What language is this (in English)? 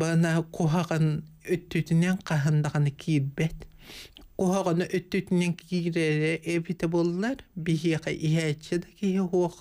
Turkish